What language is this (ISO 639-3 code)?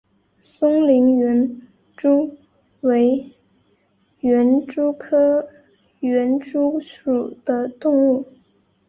zho